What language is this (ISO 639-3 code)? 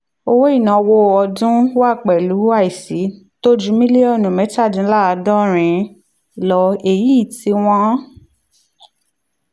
yor